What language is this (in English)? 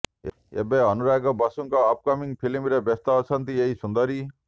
Odia